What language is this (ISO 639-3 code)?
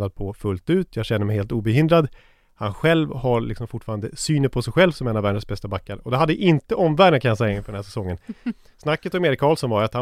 swe